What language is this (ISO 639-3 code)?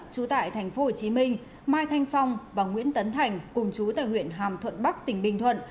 vie